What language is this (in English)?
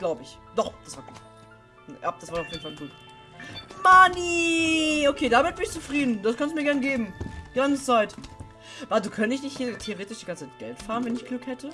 German